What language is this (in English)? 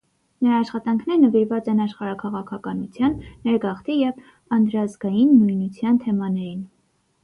Armenian